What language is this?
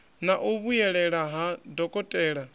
Venda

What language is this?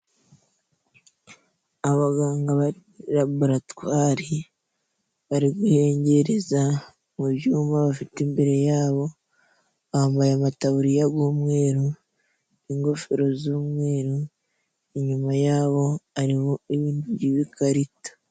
Kinyarwanda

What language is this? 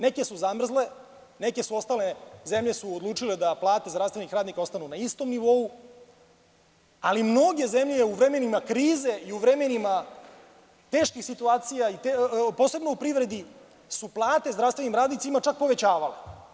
Serbian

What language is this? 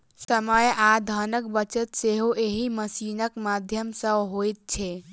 Maithili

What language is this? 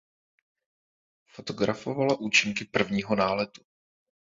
Czech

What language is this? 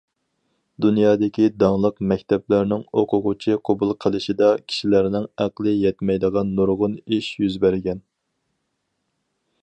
Uyghur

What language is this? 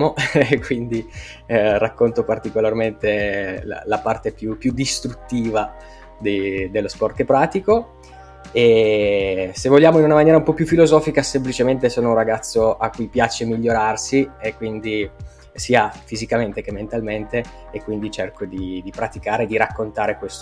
Italian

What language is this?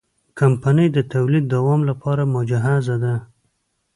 Pashto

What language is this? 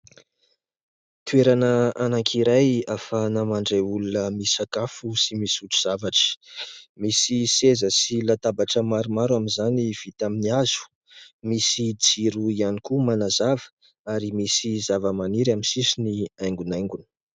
Malagasy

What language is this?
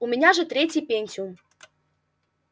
Russian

